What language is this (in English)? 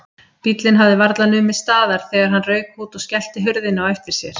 Icelandic